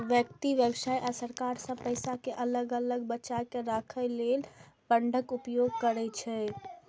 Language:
Maithili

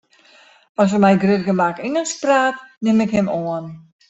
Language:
Western Frisian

